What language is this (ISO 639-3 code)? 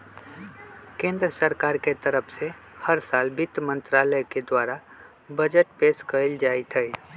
mag